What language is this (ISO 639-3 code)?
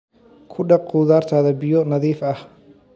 som